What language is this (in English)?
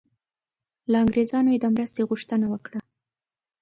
Pashto